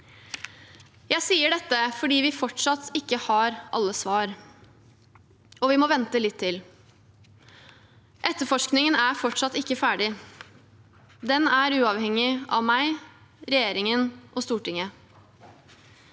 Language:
Norwegian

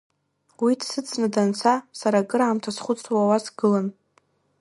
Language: Abkhazian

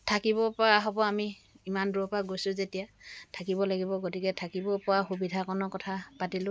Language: Assamese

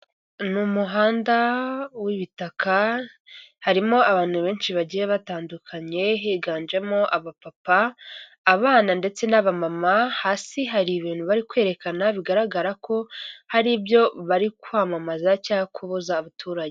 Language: Kinyarwanda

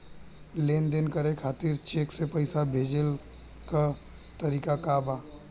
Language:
Bhojpuri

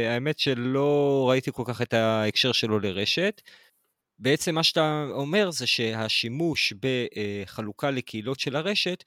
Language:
Hebrew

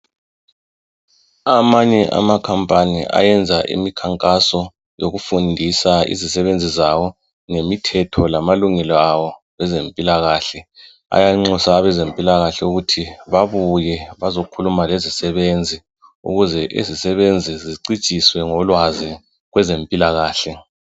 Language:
North Ndebele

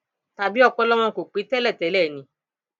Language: Yoruba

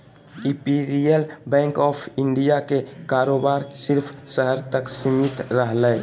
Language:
Magahi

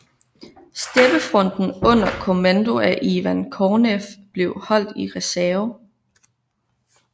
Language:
Danish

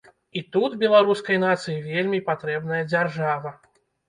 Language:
Belarusian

